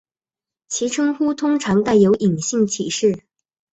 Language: Chinese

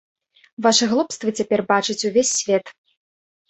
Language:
Belarusian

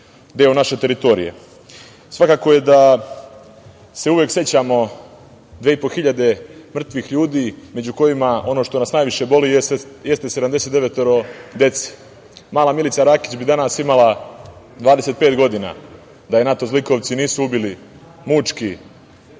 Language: Serbian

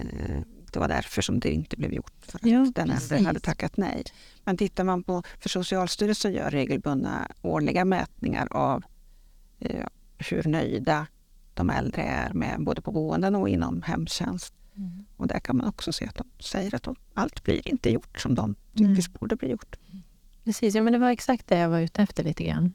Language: Swedish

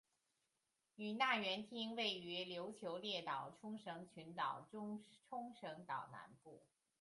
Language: Chinese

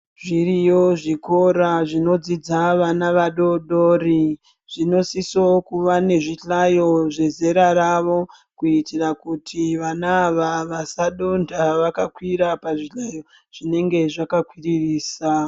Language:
Ndau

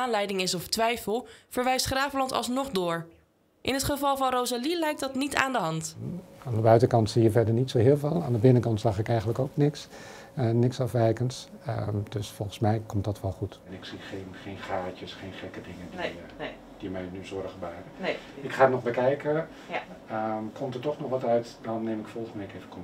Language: Dutch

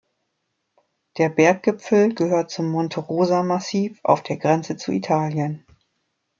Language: German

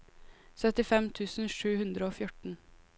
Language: Norwegian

